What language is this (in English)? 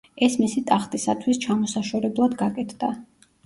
Georgian